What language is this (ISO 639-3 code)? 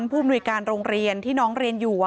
tha